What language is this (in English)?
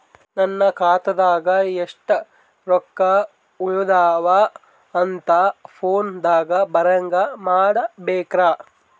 Kannada